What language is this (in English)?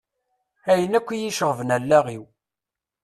Kabyle